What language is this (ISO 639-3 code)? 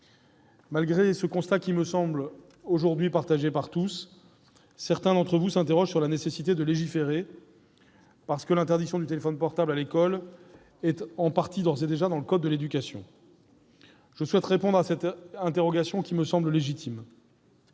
fra